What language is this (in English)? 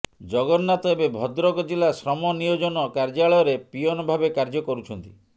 Odia